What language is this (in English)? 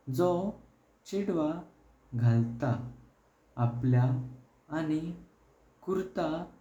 Konkani